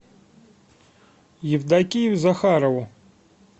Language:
Russian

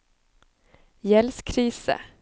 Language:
Norwegian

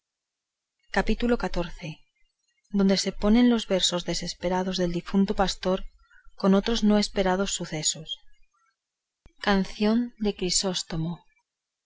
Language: Spanish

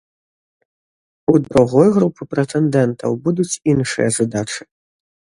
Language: Belarusian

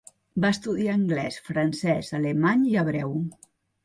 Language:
Catalan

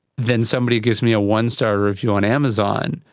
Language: English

